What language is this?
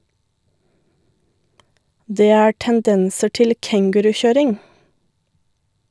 Norwegian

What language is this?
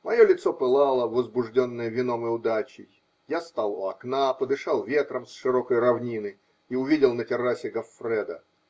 Russian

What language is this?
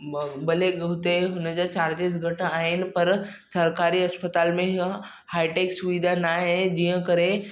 Sindhi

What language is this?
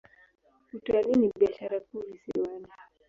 Swahili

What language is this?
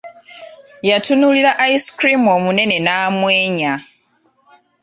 Ganda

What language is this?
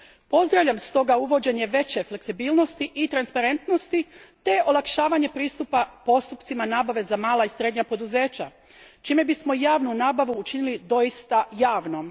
Croatian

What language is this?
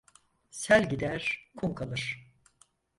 Turkish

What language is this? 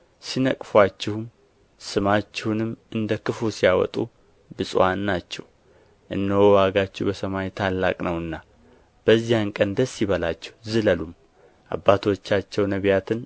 Amharic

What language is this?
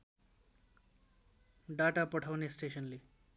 Nepali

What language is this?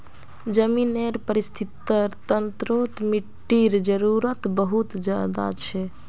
Magahi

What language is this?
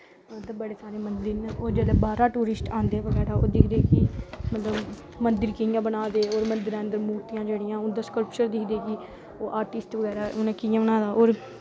Dogri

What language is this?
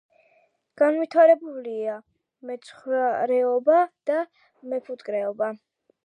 Georgian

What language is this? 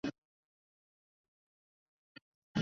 Chinese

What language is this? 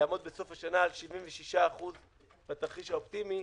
Hebrew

